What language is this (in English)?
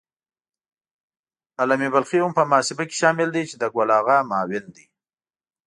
Pashto